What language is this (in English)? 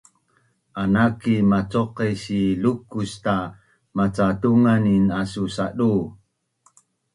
Bunun